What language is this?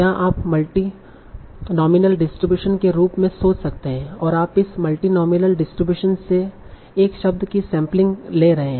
Hindi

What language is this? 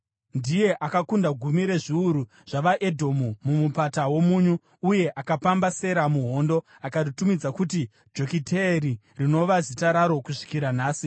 Shona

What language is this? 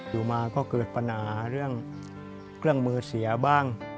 Thai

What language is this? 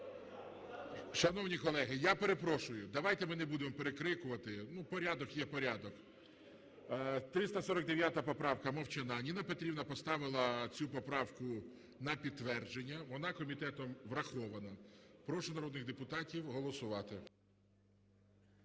Ukrainian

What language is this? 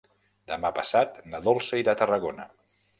Catalan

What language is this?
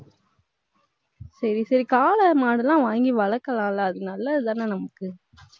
Tamil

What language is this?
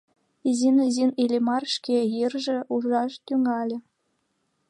Mari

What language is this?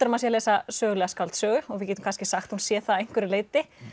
Icelandic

